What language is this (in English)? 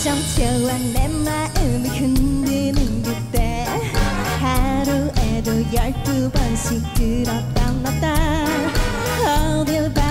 Korean